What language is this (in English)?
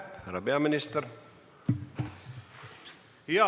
Estonian